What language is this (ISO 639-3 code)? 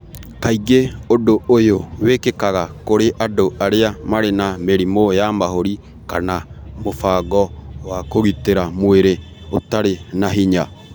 kik